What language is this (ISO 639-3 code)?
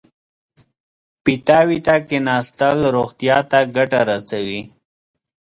pus